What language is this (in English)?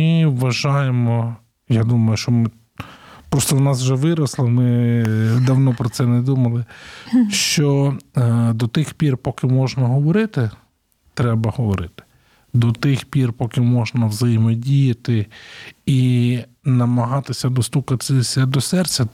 Ukrainian